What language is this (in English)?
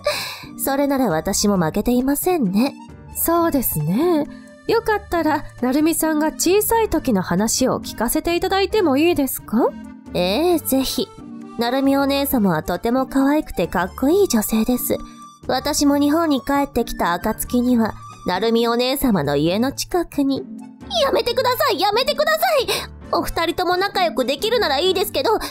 Japanese